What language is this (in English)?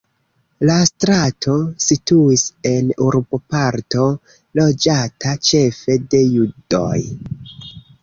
Esperanto